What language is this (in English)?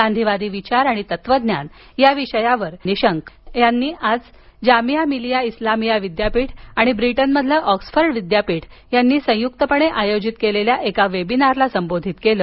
Marathi